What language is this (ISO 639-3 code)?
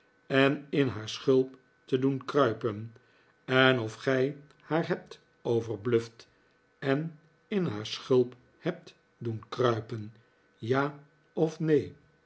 nld